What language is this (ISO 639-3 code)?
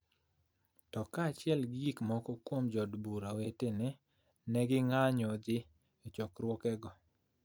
luo